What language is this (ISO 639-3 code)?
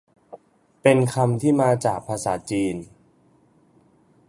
tha